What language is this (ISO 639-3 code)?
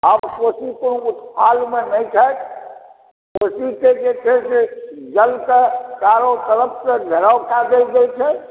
mai